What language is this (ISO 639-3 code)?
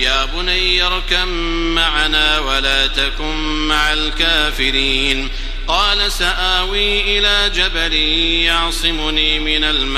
ara